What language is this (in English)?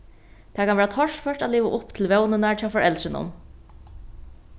Faroese